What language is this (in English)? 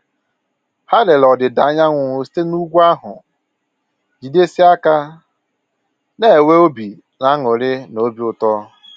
Igbo